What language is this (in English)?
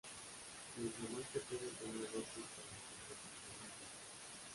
Spanish